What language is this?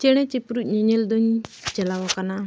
Santali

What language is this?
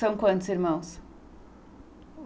Portuguese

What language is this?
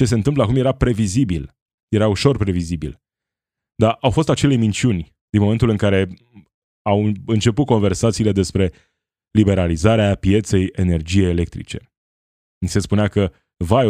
Romanian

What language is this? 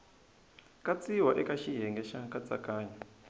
Tsonga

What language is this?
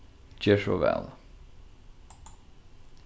Faroese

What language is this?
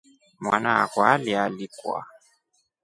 Rombo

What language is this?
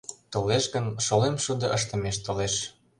Mari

